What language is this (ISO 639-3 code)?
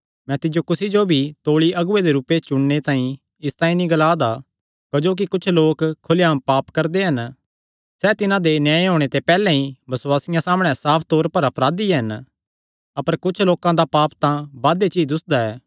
xnr